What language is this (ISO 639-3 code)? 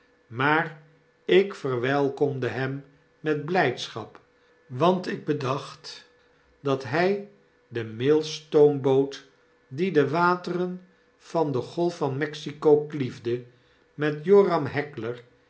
nld